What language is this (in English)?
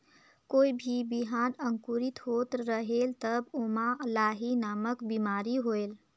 Chhattisgarhi